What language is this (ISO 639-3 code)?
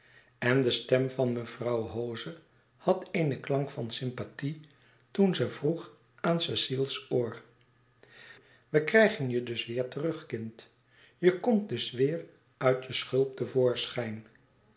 nld